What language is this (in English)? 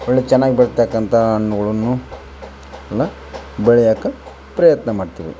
Kannada